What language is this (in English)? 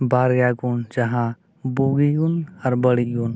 Santali